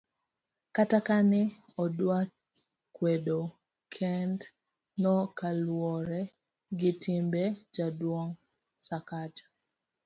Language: Luo (Kenya and Tanzania)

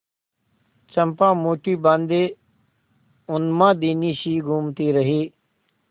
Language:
Hindi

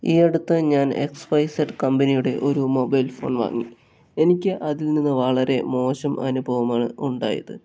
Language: Malayalam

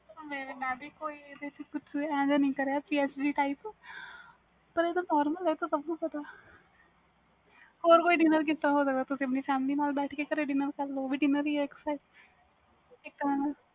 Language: Punjabi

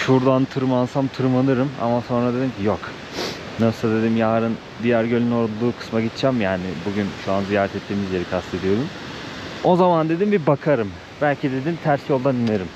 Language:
Turkish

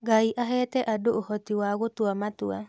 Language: Kikuyu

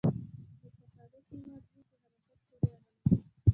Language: Pashto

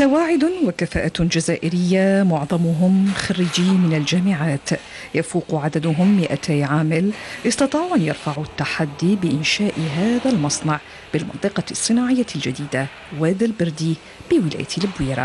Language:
Arabic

